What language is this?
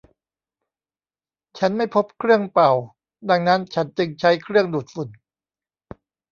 Thai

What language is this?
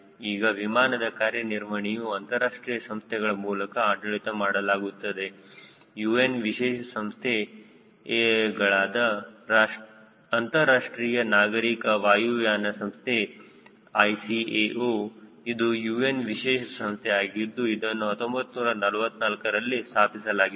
Kannada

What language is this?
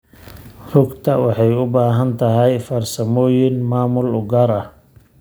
Somali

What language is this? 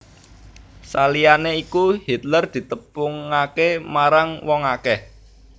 Javanese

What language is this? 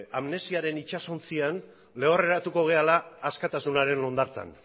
Basque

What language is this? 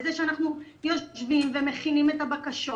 Hebrew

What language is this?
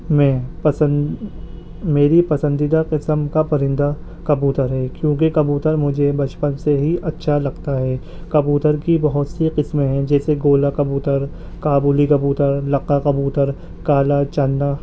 Urdu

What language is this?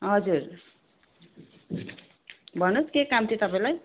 Nepali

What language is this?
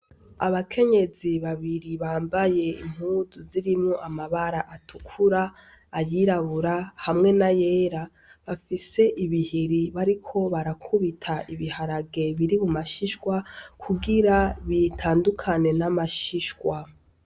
Rundi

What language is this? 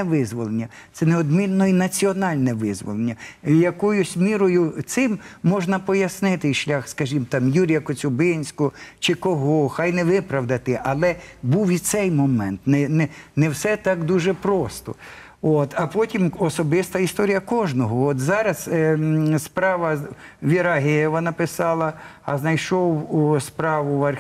Ukrainian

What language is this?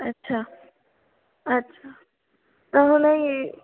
Sindhi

